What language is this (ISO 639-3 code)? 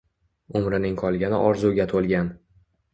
uzb